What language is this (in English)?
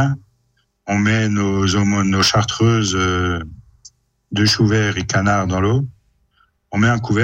French